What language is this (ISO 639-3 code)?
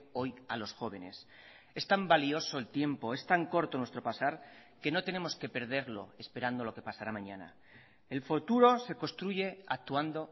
spa